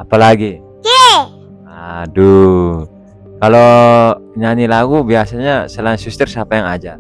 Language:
Indonesian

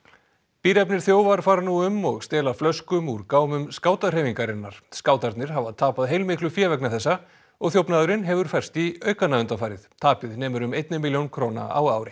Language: Icelandic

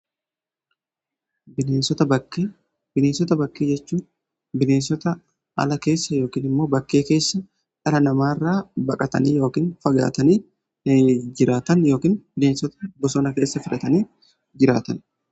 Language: Oromo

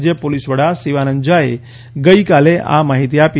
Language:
Gujarati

